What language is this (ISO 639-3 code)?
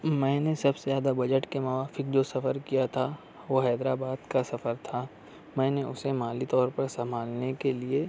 urd